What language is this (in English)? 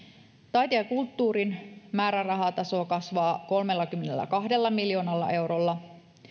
Finnish